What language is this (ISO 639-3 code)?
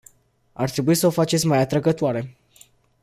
ron